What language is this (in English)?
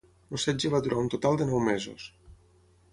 Catalan